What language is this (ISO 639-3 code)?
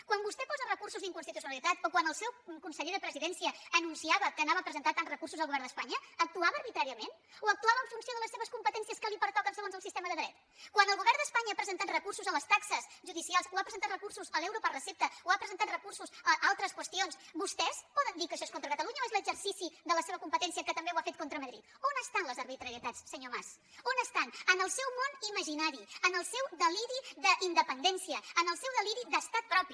cat